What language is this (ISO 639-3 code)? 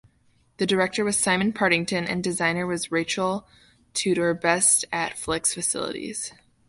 eng